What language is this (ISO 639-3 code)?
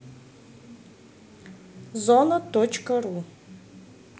rus